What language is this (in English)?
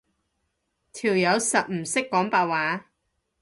Cantonese